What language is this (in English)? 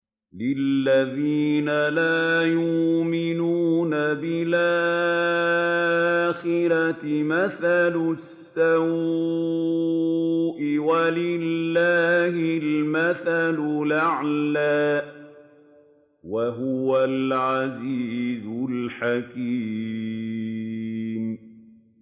Arabic